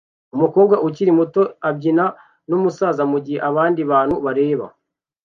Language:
Kinyarwanda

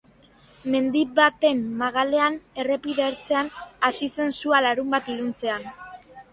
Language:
Basque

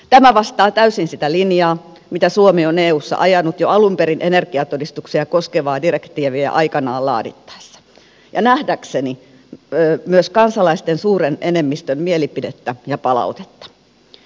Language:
Finnish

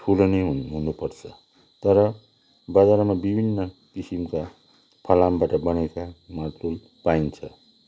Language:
Nepali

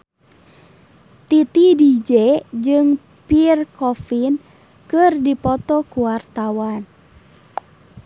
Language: Sundanese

